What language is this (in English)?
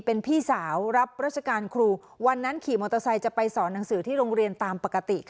Thai